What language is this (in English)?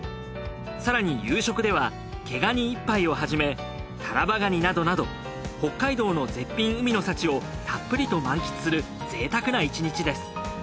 Japanese